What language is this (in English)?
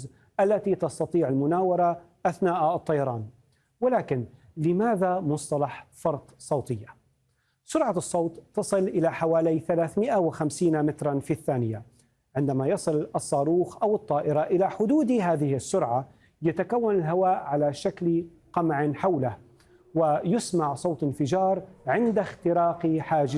Arabic